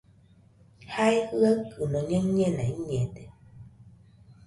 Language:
Nüpode Huitoto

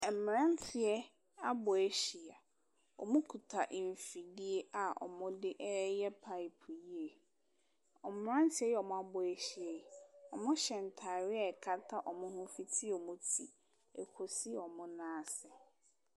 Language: Akan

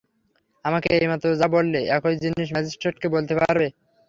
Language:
Bangla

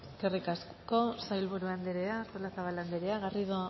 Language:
Basque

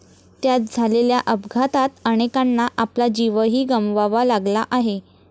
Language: Marathi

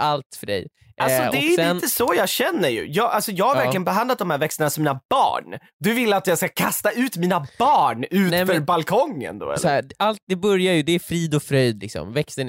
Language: Swedish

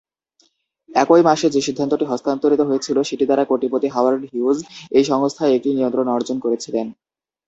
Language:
Bangla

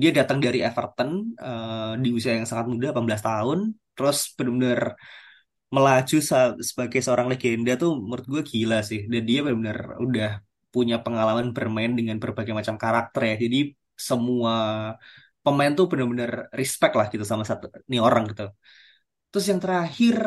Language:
Indonesian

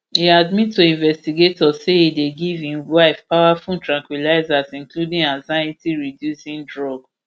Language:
Nigerian Pidgin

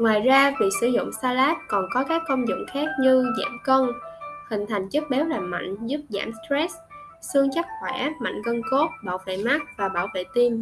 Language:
Vietnamese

